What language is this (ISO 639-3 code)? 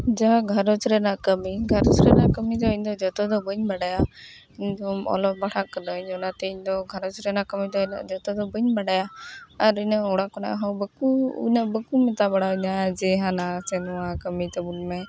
sat